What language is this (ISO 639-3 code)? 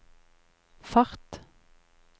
nor